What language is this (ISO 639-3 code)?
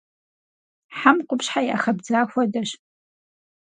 kbd